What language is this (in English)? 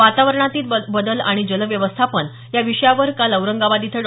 Marathi